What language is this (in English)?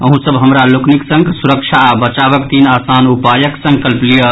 Maithili